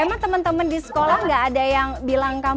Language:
Indonesian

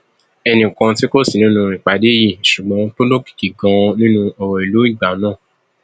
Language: Yoruba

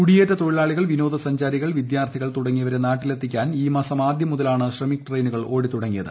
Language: Malayalam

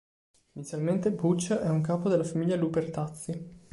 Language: Italian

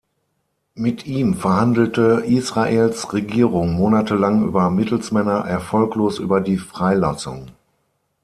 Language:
German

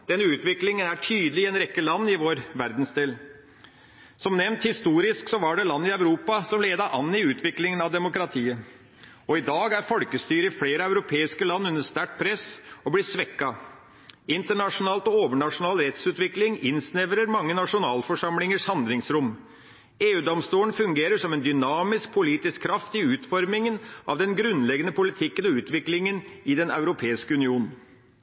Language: Norwegian Bokmål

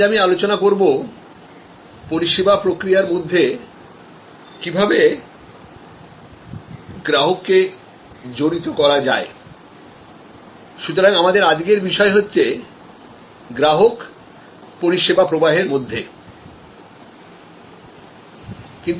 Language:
Bangla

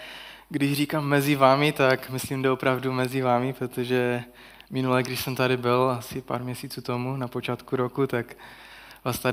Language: Czech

